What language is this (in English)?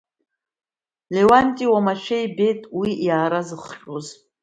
Abkhazian